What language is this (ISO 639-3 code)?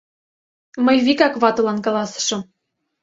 chm